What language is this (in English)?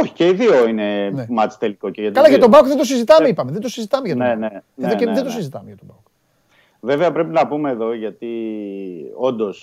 Greek